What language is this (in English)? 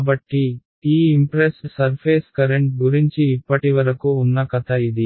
Telugu